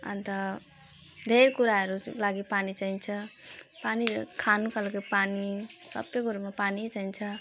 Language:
Nepali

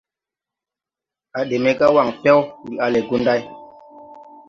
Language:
Tupuri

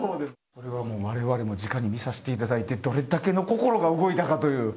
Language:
Japanese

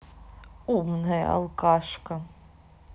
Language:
Russian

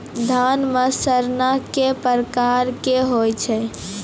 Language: Maithili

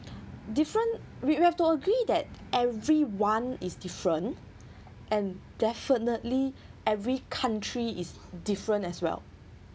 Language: English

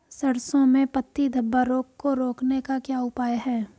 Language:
Hindi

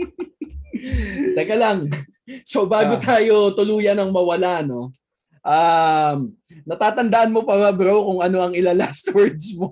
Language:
Filipino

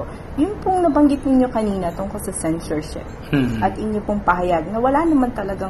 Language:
Filipino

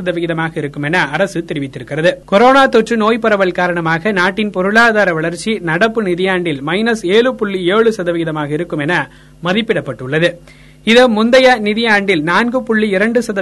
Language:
Tamil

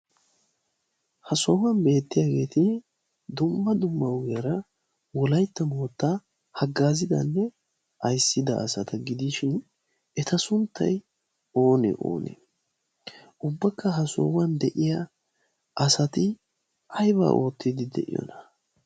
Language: Wolaytta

